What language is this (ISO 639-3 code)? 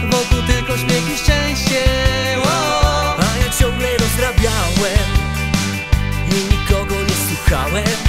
pol